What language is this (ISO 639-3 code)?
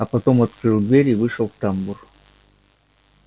rus